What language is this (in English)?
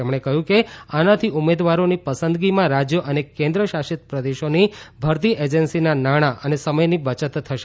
Gujarati